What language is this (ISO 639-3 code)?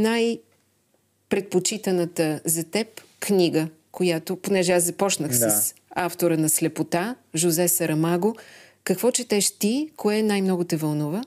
bul